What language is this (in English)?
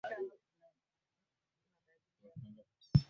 Swahili